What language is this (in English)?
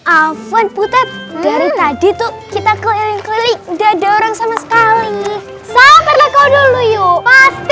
Indonesian